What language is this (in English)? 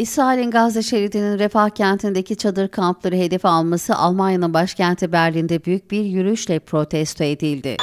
Turkish